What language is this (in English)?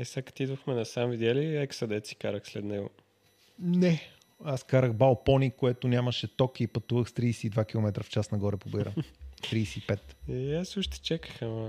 Bulgarian